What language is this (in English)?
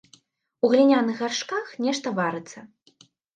Belarusian